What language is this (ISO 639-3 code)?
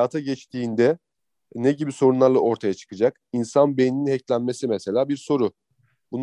tur